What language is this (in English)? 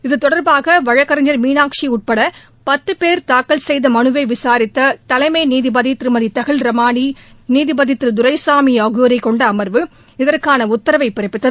Tamil